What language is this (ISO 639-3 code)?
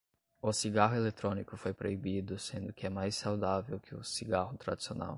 por